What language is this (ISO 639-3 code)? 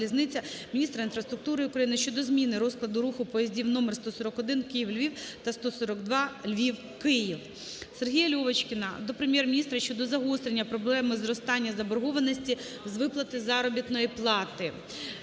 ukr